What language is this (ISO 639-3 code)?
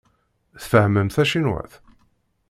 kab